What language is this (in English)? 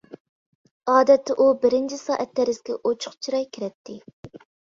Uyghur